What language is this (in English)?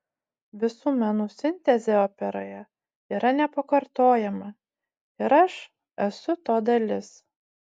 Lithuanian